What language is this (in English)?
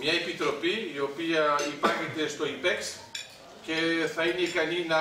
Greek